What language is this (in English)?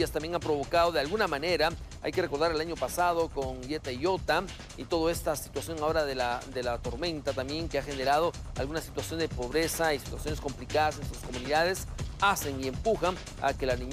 Spanish